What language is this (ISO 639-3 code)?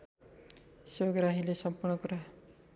nep